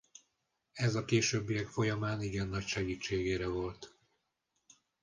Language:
Hungarian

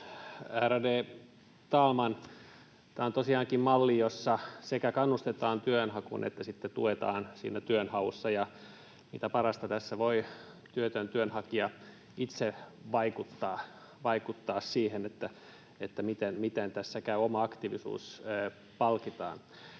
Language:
Finnish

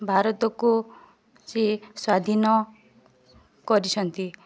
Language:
Odia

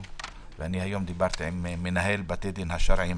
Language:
Hebrew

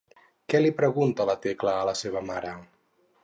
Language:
Catalan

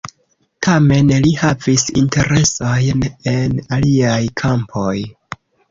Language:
Esperanto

